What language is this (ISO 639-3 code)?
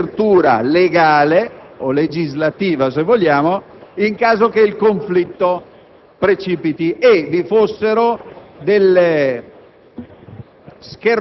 ita